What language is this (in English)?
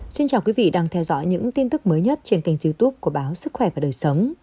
Vietnamese